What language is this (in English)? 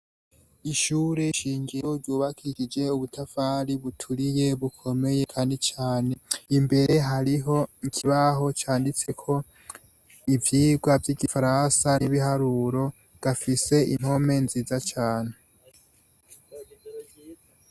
Rundi